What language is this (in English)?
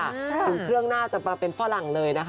Thai